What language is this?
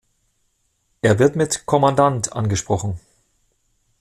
German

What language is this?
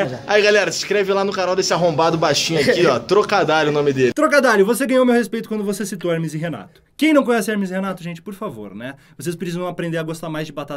Portuguese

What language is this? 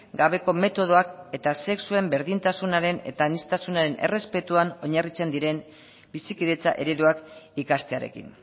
Basque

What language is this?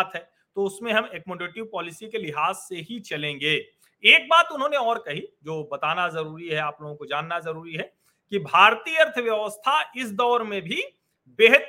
Hindi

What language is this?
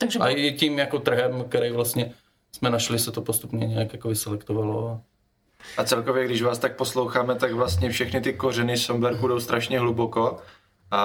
Czech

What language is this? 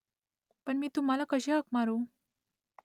Marathi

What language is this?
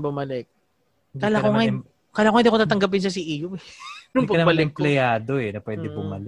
Filipino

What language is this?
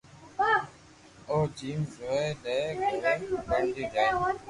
Loarki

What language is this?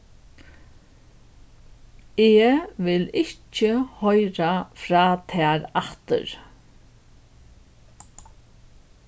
Faroese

